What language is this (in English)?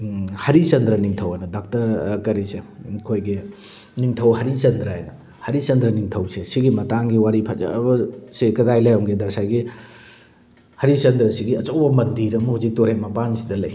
Manipuri